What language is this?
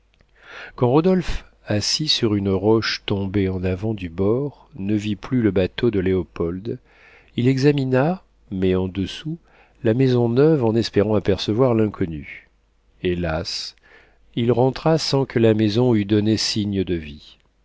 French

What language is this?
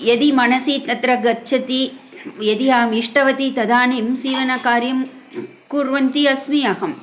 Sanskrit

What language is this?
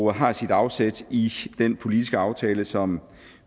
Danish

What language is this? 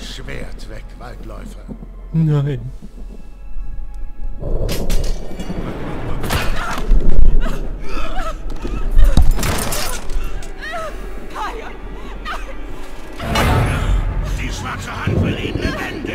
German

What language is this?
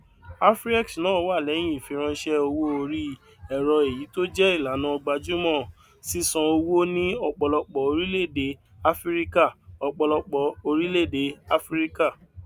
Yoruba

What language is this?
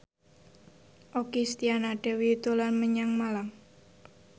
Javanese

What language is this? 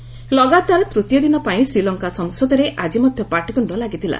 Odia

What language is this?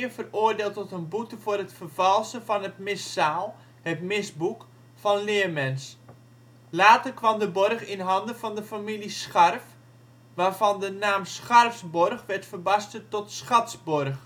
Dutch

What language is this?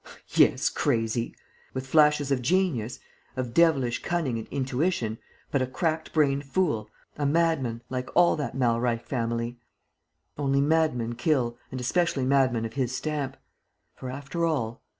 English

